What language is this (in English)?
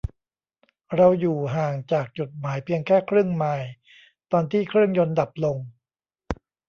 Thai